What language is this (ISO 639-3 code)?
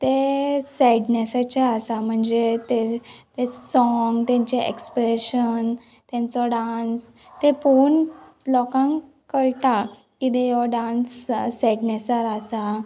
kok